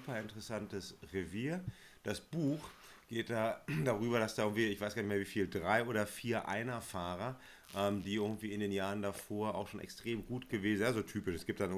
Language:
German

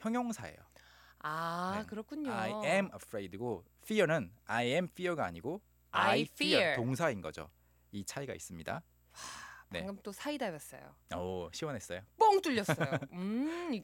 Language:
Korean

